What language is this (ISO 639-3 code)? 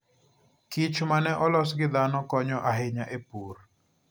luo